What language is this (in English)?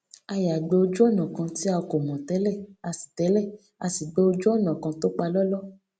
Yoruba